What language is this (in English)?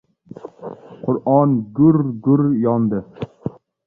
Uzbek